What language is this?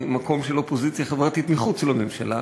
Hebrew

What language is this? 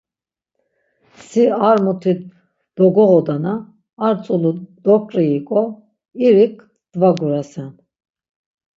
Laz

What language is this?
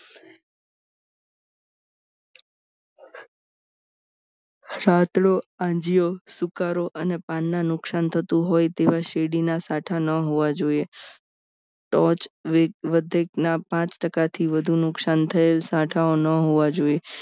Gujarati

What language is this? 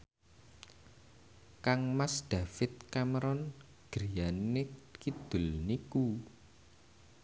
Javanese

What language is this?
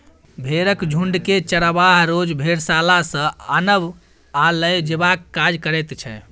Maithili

